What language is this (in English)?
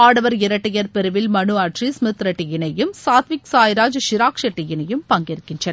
Tamil